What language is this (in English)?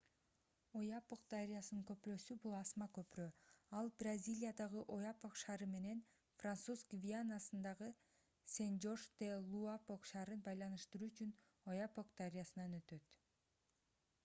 Kyrgyz